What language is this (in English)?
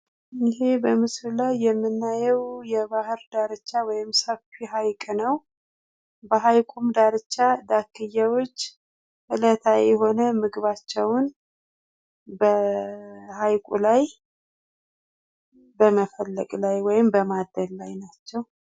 Amharic